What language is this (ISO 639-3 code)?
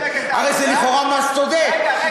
heb